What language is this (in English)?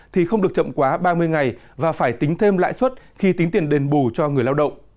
Vietnamese